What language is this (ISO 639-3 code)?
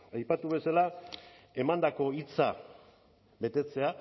eus